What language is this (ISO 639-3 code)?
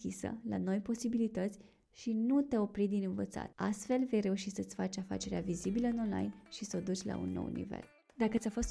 ron